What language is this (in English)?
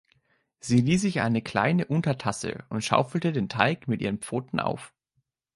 German